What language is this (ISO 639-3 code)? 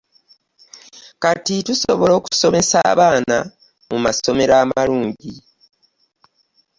lug